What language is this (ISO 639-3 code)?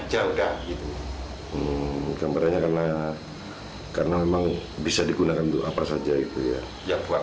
ind